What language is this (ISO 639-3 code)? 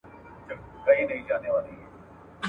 pus